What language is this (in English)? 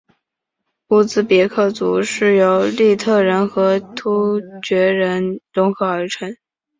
Chinese